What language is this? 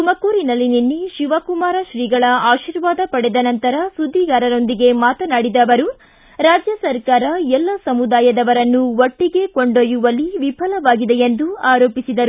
Kannada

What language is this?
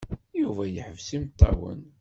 Kabyle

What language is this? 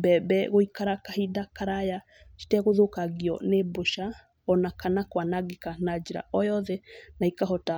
Kikuyu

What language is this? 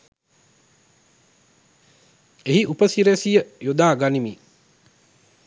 Sinhala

